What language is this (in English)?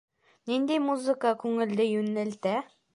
Bashkir